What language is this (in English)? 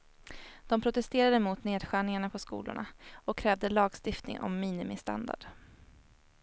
Swedish